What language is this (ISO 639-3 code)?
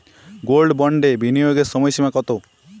ben